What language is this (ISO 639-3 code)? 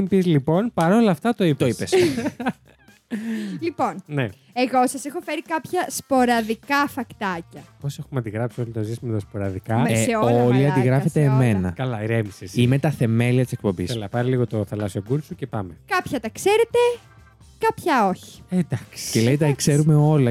ell